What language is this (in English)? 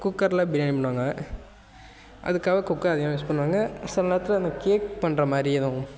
Tamil